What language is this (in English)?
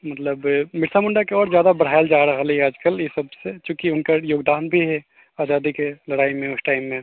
Maithili